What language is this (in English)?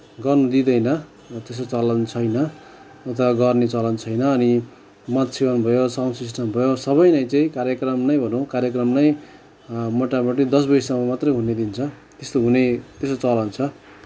Nepali